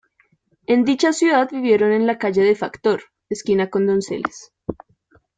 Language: Spanish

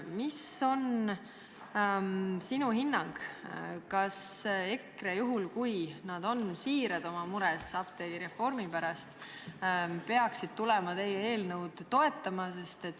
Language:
Estonian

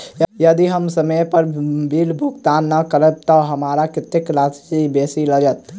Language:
Maithili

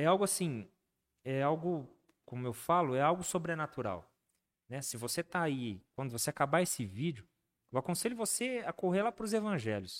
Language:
Portuguese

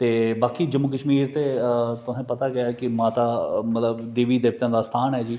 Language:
Dogri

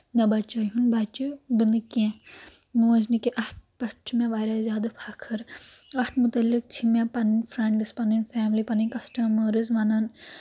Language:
Kashmiri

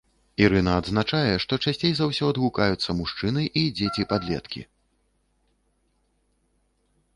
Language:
Belarusian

